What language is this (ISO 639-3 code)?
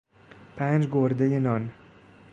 fas